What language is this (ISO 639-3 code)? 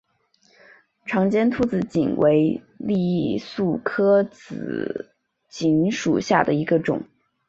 zho